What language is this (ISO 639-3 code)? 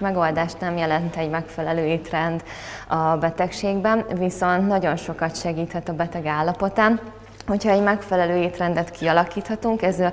hun